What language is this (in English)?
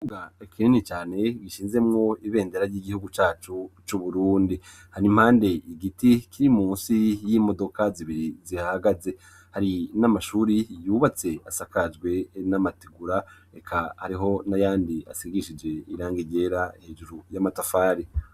Rundi